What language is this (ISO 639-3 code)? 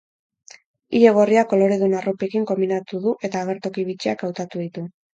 eus